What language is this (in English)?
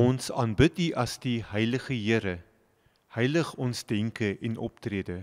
Dutch